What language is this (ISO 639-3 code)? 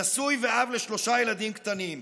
heb